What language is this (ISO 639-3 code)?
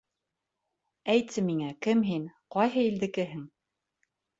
bak